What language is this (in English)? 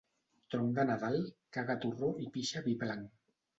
Catalan